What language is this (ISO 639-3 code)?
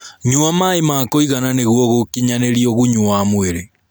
kik